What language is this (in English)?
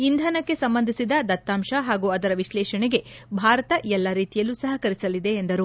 Kannada